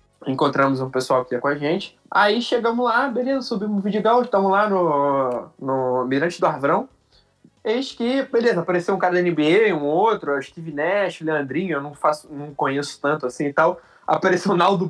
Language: Portuguese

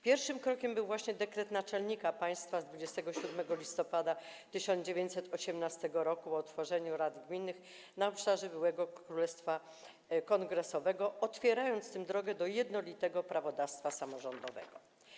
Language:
Polish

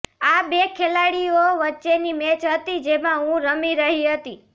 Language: Gujarati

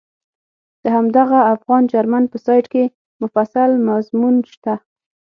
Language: Pashto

